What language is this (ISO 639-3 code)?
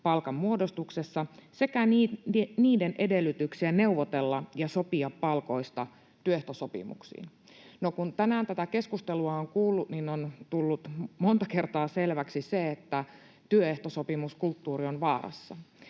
fin